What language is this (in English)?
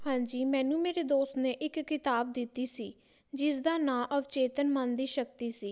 Punjabi